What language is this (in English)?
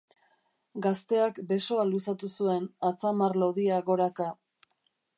Basque